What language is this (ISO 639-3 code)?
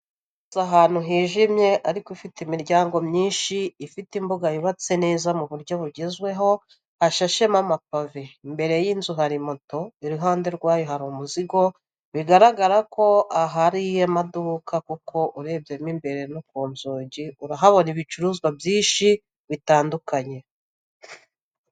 kin